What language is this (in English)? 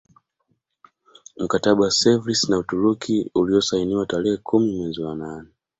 Swahili